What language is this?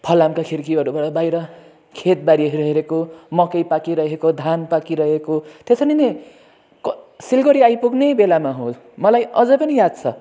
Nepali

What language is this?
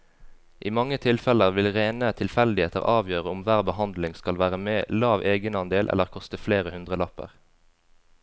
Norwegian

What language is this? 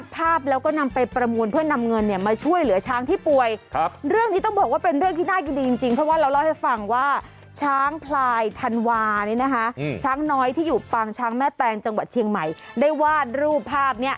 Thai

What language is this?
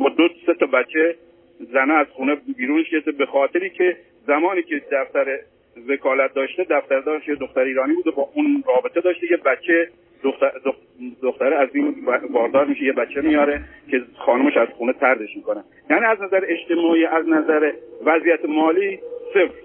Persian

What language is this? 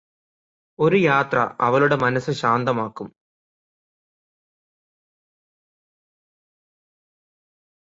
Malayalam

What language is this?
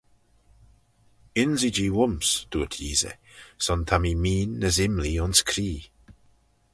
Manx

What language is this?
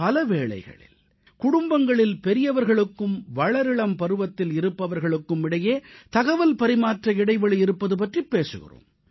Tamil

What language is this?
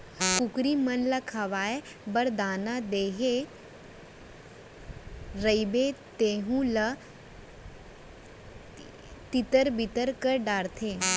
Chhattisgarhi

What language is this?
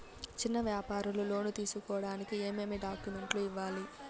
Telugu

